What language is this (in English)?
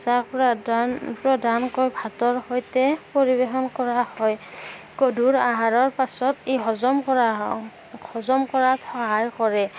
Assamese